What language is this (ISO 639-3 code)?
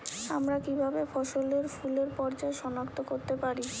ben